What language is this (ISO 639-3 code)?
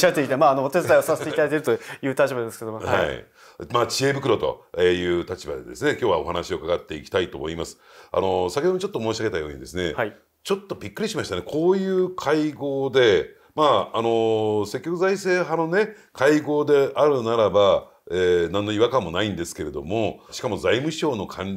jpn